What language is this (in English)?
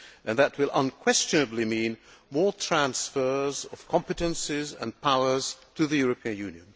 English